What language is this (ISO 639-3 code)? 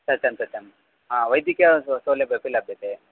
san